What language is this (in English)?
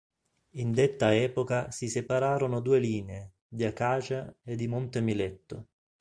Italian